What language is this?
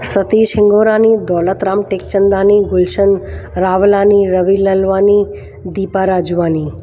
Sindhi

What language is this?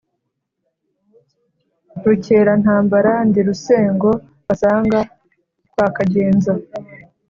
Kinyarwanda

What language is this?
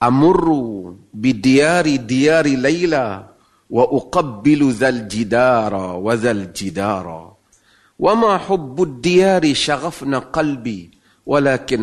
Malay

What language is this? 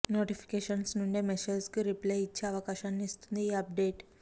Telugu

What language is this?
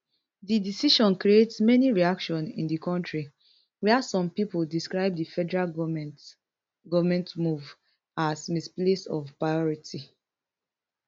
Nigerian Pidgin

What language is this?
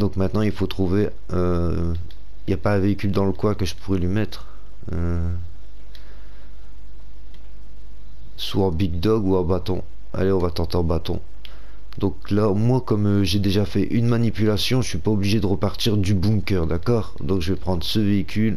French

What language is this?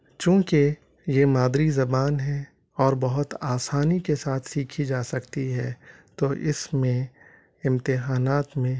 Urdu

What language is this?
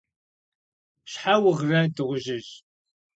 Kabardian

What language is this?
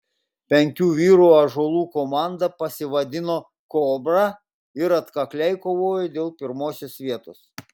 Lithuanian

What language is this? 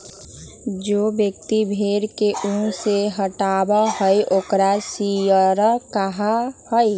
Magahi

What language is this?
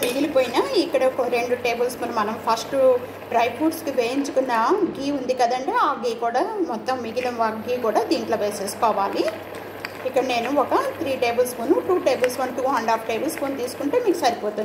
Hindi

